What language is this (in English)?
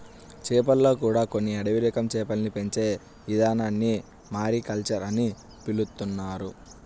Telugu